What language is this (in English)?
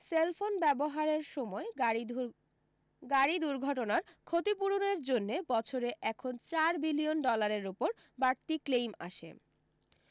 Bangla